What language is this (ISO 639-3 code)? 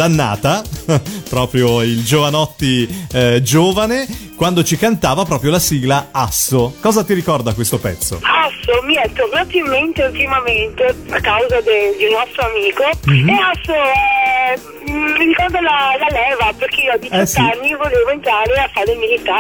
ita